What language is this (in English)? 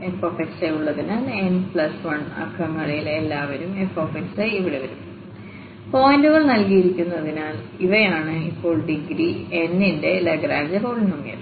Malayalam